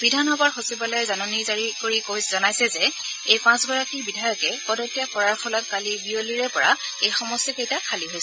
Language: Assamese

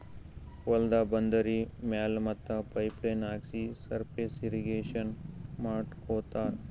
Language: Kannada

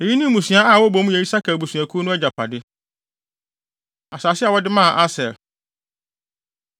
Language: Akan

